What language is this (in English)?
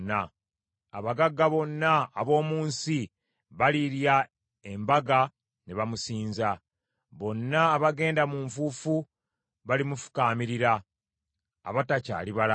Ganda